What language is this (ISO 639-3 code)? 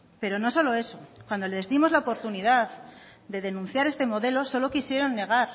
spa